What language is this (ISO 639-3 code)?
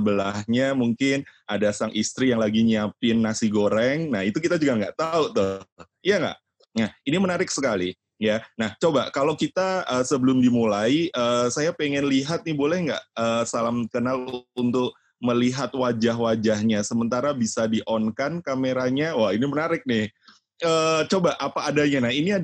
ind